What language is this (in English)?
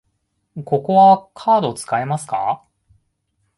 Japanese